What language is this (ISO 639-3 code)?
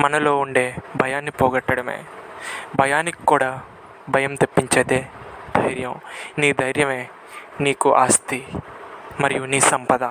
tel